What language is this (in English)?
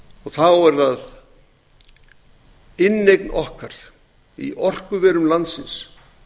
Icelandic